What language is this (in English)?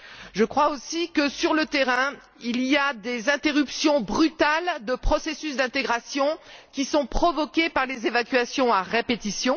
French